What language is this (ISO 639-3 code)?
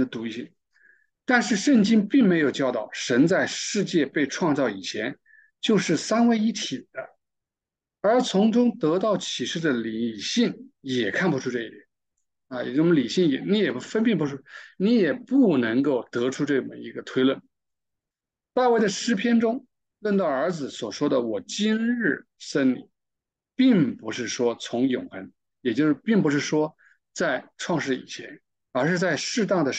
zho